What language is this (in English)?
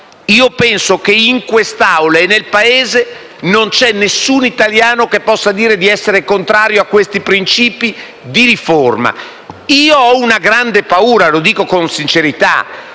Italian